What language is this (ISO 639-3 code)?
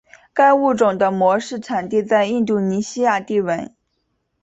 zho